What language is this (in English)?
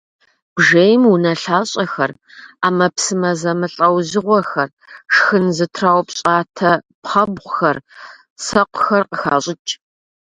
Kabardian